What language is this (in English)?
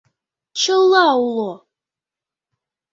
Mari